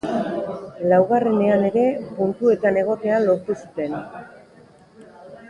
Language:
Basque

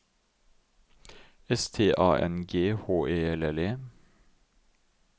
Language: Norwegian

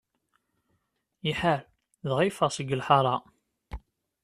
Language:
Kabyle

